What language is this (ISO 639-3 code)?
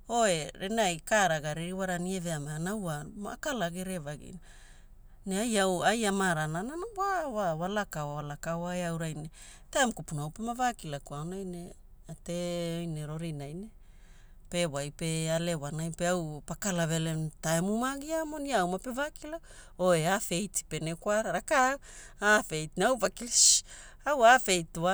hul